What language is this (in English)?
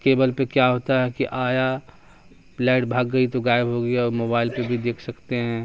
Urdu